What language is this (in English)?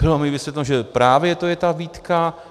Czech